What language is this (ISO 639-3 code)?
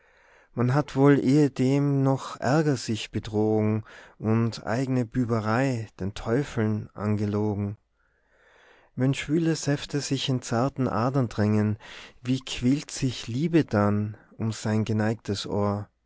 deu